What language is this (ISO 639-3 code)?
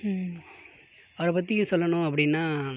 tam